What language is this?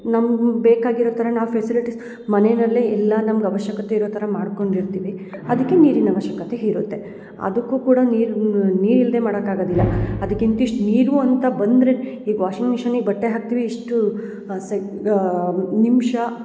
Kannada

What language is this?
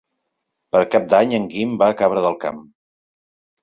Catalan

